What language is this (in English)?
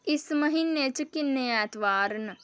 Dogri